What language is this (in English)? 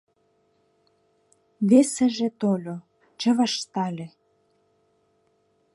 Mari